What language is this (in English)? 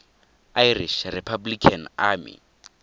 Tswana